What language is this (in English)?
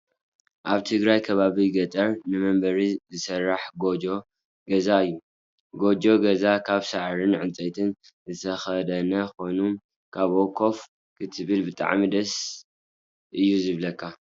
Tigrinya